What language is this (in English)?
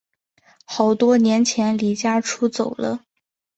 Chinese